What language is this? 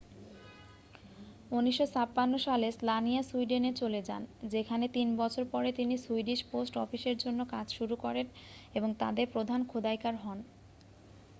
Bangla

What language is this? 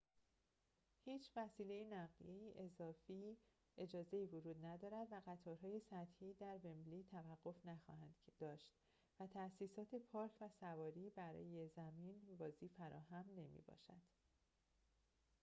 Persian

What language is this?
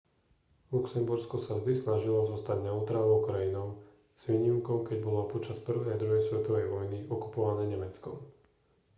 Slovak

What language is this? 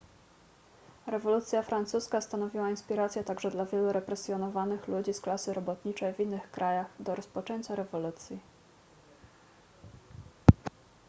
Polish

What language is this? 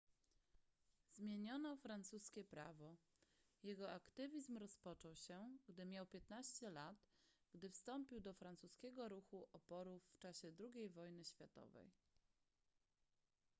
Polish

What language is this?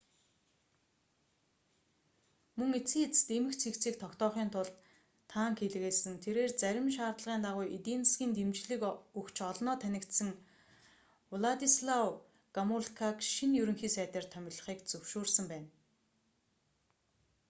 Mongolian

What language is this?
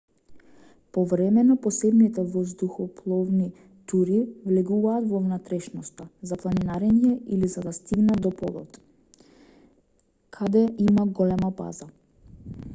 Macedonian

